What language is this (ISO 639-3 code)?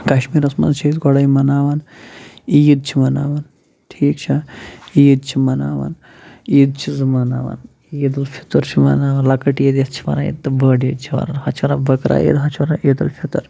kas